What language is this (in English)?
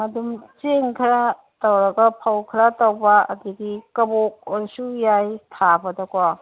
Manipuri